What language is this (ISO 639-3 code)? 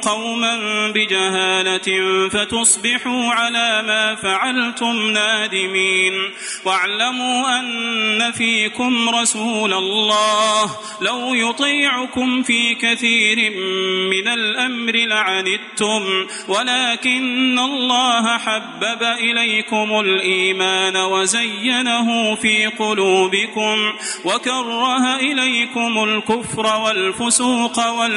ara